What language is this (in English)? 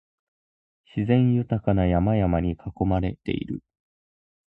Japanese